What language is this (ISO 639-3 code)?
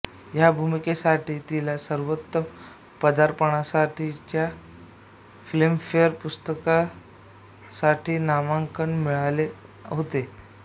mar